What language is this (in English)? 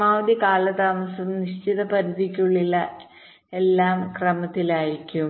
Malayalam